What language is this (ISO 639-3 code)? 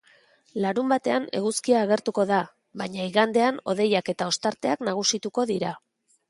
eus